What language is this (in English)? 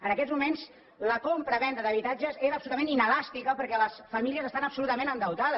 Catalan